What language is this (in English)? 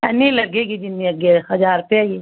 Punjabi